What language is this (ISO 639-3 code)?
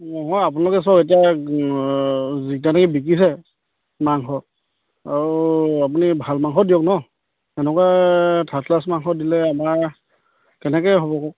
asm